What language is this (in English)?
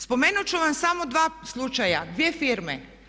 Croatian